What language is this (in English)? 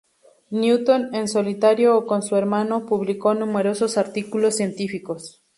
Spanish